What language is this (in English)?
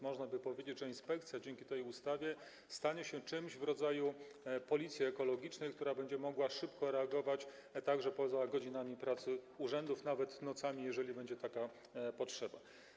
Polish